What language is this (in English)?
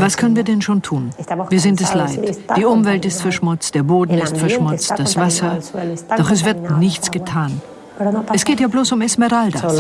German